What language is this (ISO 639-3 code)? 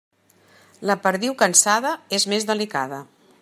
cat